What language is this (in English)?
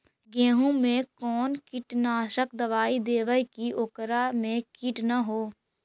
Magahi